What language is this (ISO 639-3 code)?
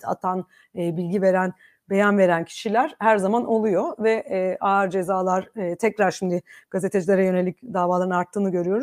tur